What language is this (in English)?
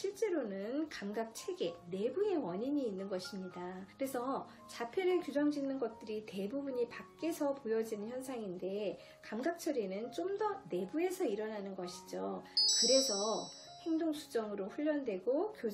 Korean